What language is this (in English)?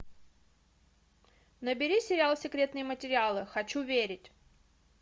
Russian